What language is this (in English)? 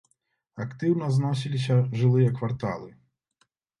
Belarusian